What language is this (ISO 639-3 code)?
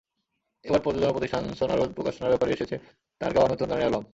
ben